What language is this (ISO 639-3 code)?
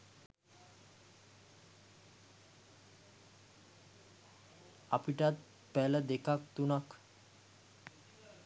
sin